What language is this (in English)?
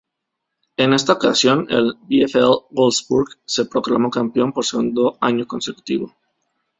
Spanish